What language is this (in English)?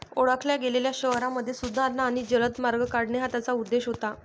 Marathi